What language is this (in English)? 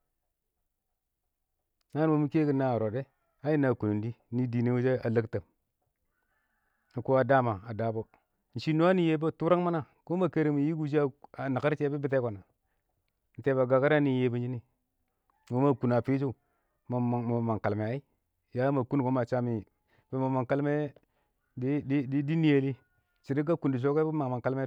Awak